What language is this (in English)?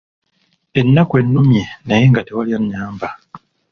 Ganda